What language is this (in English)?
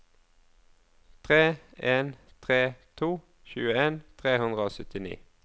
Norwegian